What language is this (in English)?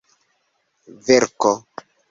Esperanto